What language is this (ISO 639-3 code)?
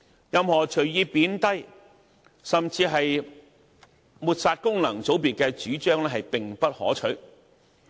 yue